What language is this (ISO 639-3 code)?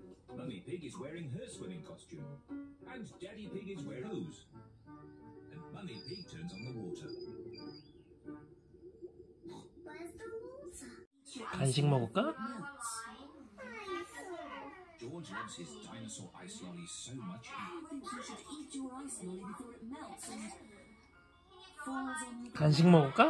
kor